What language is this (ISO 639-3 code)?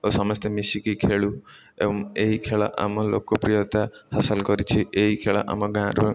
ori